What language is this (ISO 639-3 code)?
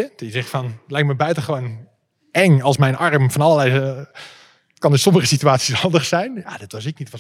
nld